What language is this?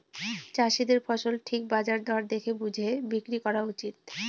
Bangla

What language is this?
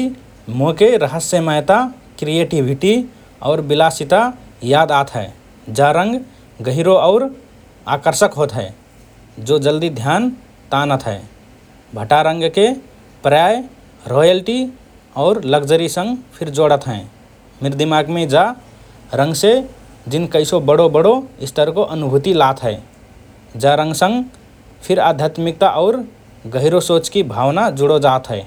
Rana Tharu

